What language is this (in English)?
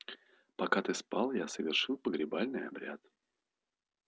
Russian